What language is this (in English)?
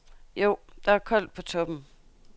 Danish